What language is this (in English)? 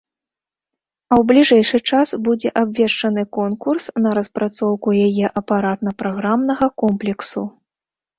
Belarusian